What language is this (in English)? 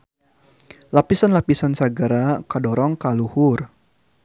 Sundanese